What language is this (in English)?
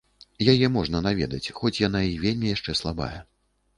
Belarusian